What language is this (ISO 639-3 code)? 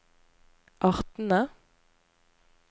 nor